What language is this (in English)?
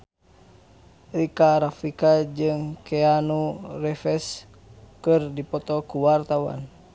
Sundanese